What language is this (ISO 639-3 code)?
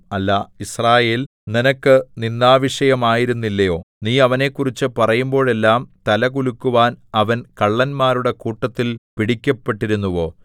mal